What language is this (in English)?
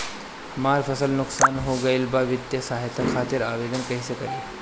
Bhojpuri